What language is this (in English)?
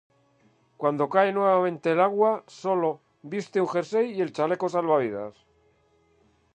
Spanish